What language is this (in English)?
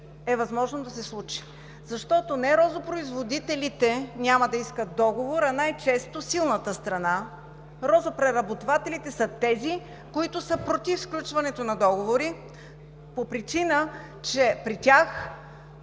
Bulgarian